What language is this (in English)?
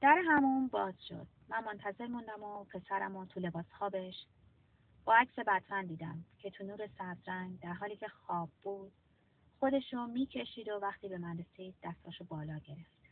Persian